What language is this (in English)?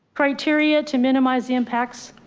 English